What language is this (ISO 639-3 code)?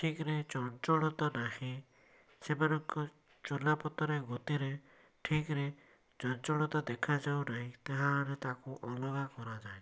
ori